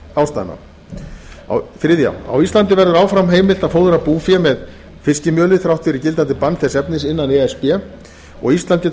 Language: Icelandic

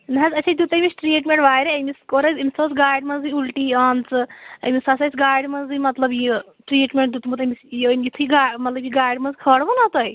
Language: Kashmiri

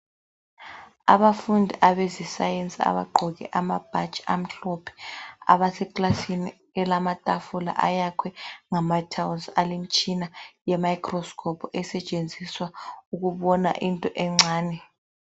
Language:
North Ndebele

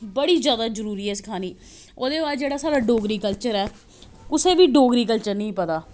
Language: Dogri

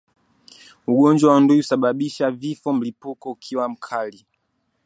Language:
Swahili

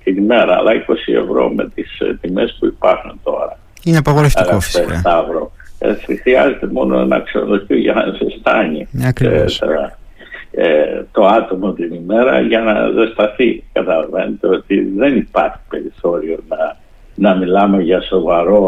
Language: Greek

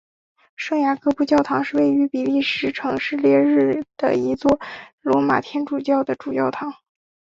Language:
Chinese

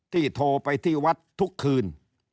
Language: Thai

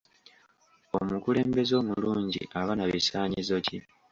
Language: Ganda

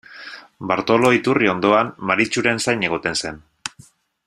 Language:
Basque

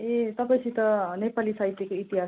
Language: Nepali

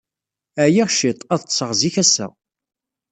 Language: Kabyle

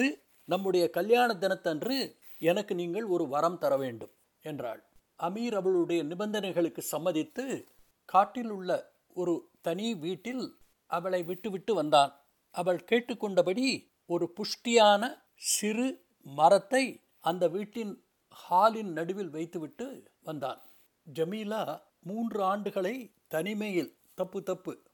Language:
Tamil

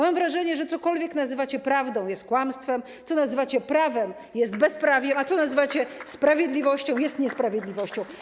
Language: Polish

